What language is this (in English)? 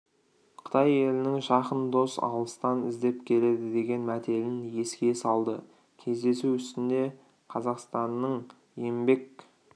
Kazakh